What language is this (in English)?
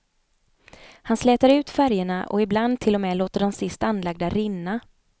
Swedish